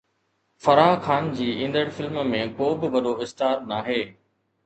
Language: Sindhi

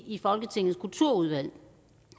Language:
Danish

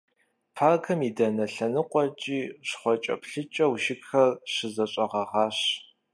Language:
Kabardian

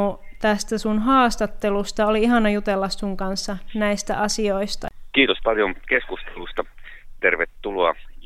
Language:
Finnish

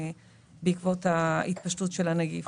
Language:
Hebrew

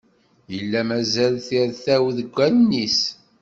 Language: Kabyle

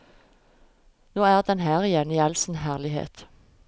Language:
Norwegian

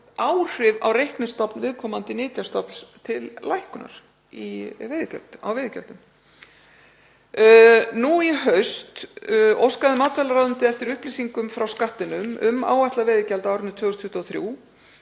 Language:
Icelandic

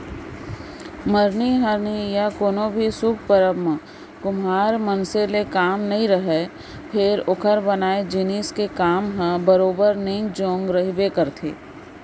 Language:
Chhattisgarhi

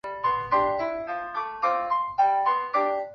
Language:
Chinese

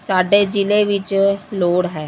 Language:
Punjabi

